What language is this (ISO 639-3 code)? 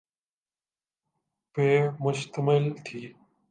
urd